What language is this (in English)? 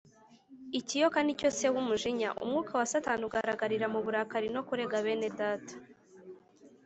Kinyarwanda